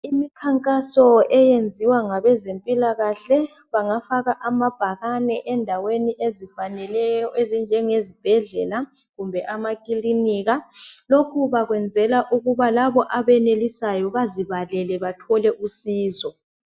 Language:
North Ndebele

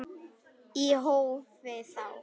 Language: Icelandic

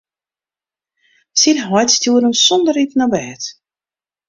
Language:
Western Frisian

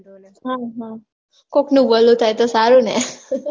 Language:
Gujarati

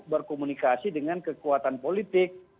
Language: Indonesian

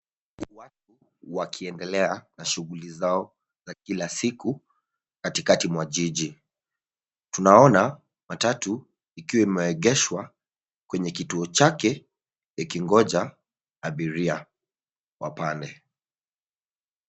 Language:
Swahili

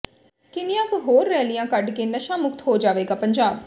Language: Punjabi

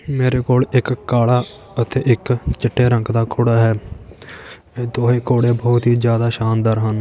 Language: Punjabi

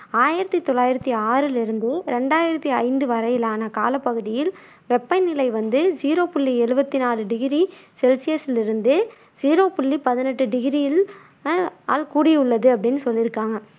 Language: Tamil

